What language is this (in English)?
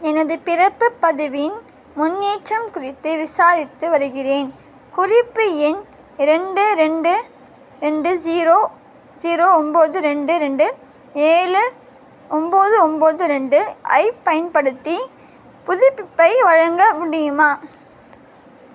Tamil